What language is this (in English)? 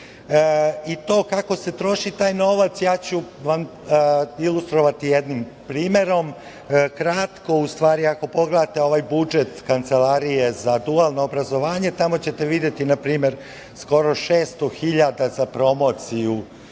Serbian